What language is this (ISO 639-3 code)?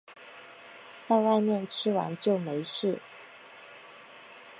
zho